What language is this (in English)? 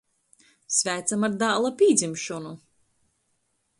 Latgalian